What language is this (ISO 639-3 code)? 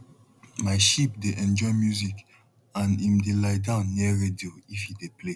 pcm